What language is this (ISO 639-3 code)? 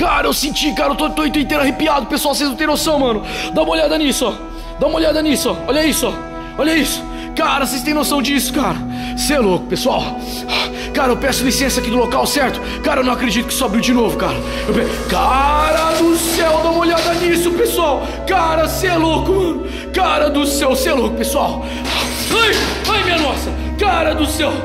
por